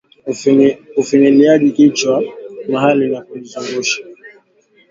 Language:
Swahili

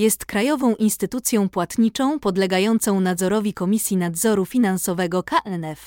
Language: Polish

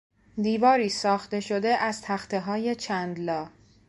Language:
Persian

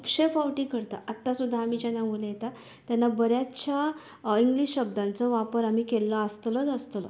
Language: Konkani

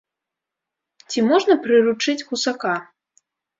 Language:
Belarusian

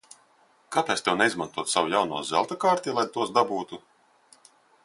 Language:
Latvian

